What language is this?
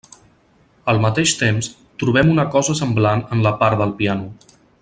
Catalan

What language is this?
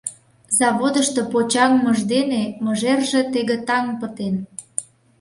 Mari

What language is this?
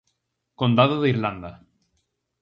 Galician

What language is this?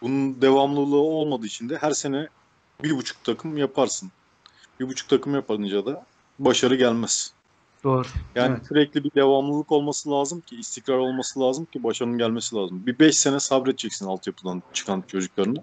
Turkish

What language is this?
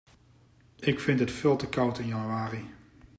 Dutch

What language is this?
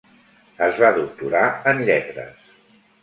Catalan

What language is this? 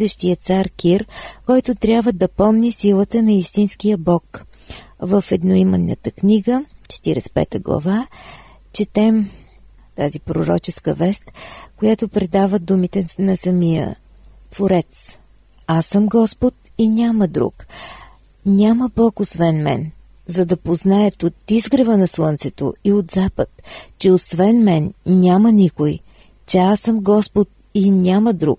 Bulgarian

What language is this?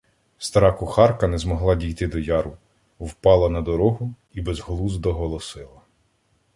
Ukrainian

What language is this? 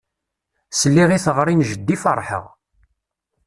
Kabyle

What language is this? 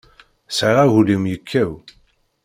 Kabyle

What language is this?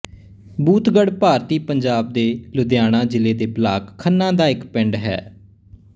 Punjabi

